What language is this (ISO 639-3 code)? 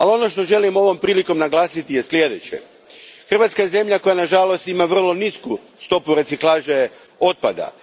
hrv